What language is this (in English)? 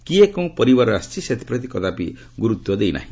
Odia